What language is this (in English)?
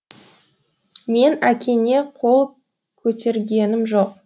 Kazakh